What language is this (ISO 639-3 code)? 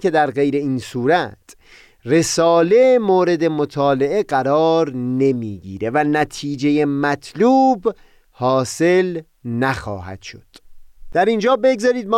fas